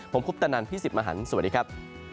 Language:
Thai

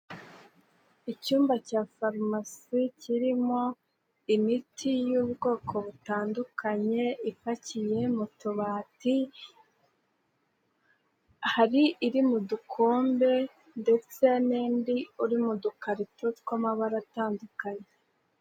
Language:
Kinyarwanda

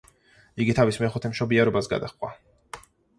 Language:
Georgian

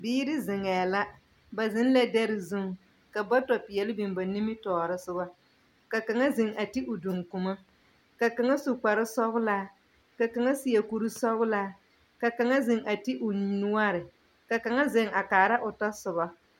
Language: Southern Dagaare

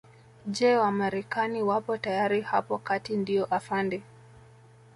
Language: Swahili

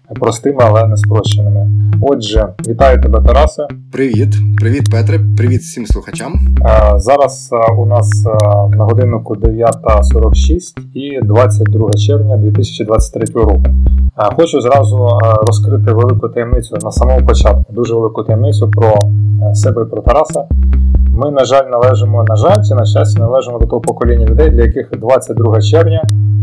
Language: Ukrainian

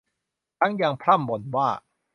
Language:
Thai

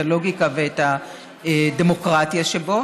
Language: Hebrew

